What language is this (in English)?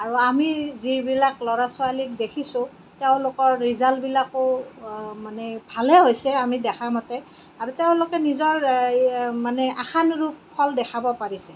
Assamese